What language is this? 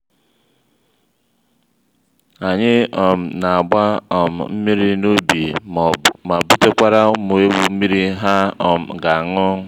Igbo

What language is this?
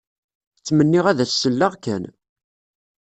Kabyle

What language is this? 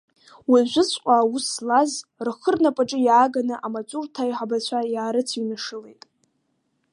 Abkhazian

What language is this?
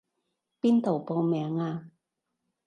Cantonese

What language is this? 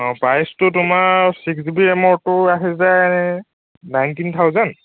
Assamese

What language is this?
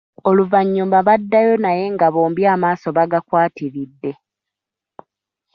Ganda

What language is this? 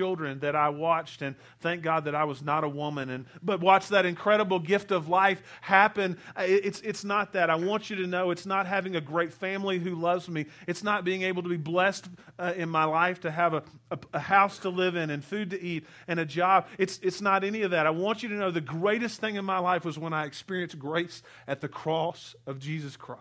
English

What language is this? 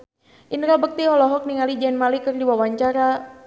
Sundanese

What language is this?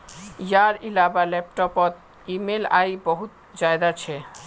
Magahi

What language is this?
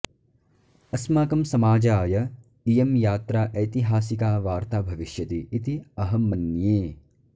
Sanskrit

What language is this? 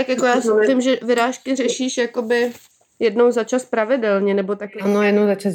Czech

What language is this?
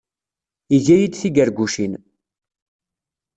Kabyle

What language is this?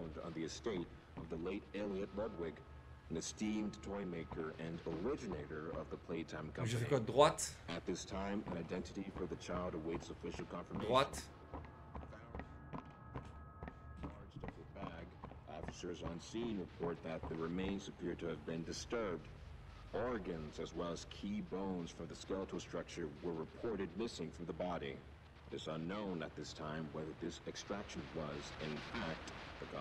French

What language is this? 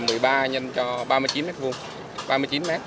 Vietnamese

